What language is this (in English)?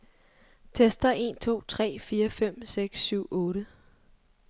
Danish